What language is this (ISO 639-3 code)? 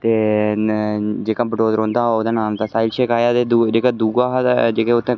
doi